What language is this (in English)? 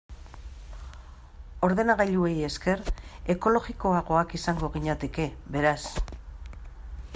Basque